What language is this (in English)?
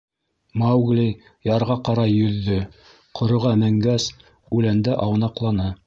Bashkir